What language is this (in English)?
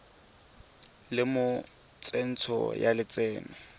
Tswana